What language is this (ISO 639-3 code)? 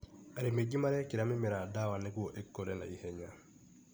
kik